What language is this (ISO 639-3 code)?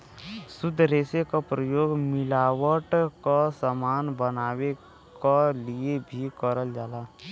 bho